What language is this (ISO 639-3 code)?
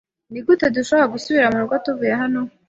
kin